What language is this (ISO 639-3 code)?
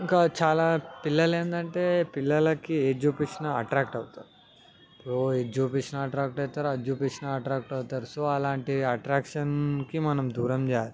tel